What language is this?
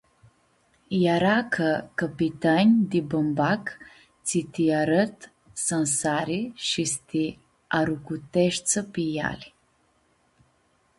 Aromanian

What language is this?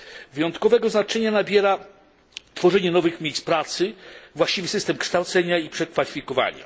Polish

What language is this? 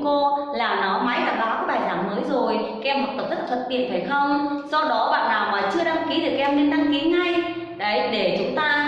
Vietnamese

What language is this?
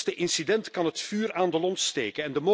Dutch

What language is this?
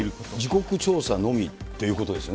Japanese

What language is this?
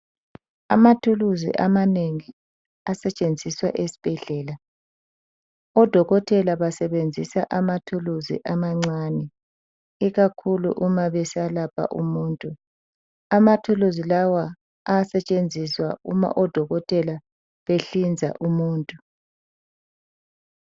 North Ndebele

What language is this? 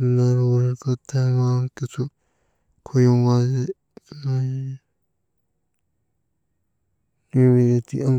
Maba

